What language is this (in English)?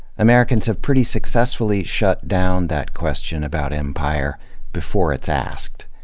English